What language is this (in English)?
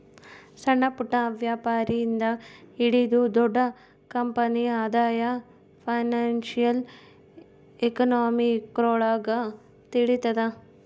Kannada